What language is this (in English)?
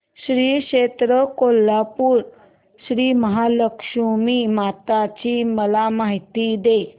Marathi